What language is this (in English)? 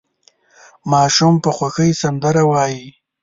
Pashto